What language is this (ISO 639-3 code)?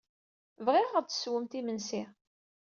kab